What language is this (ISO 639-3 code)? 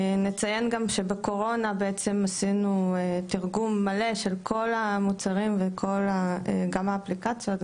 heb